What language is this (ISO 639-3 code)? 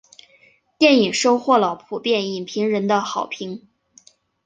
zho